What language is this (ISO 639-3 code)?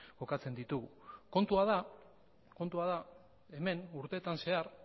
eus